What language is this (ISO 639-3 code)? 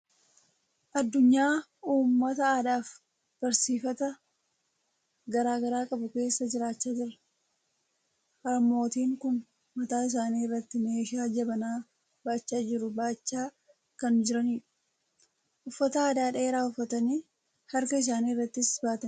orm